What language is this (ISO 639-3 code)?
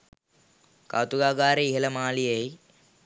sin